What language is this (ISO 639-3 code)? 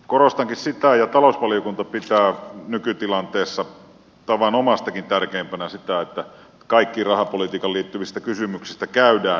fin